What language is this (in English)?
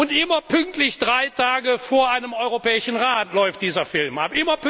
German